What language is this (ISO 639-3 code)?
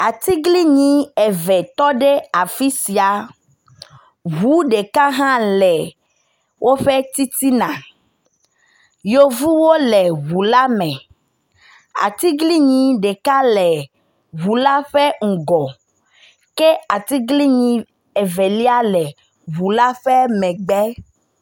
ewe